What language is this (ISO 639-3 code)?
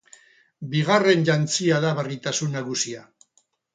eus